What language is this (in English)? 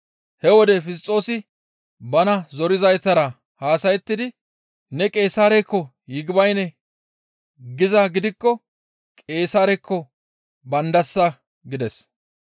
Gamo